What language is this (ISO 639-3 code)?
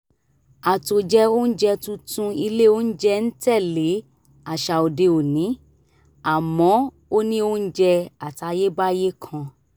yor